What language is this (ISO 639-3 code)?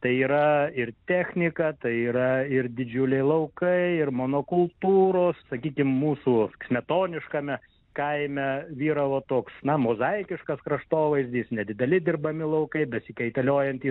lit